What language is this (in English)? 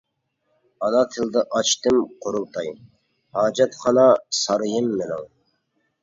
Uyghur